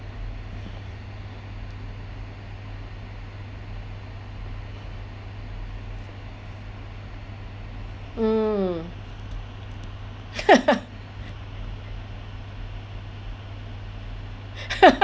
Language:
English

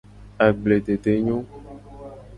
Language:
Gen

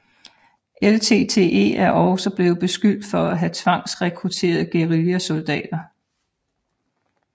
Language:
Danish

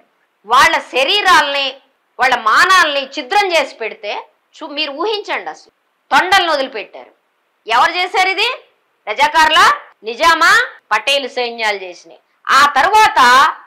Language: Telugu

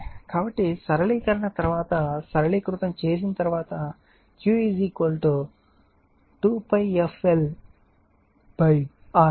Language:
Telugu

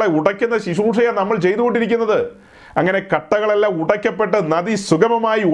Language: Malayalam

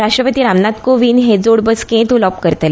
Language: Konkani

